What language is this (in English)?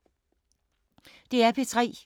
Danish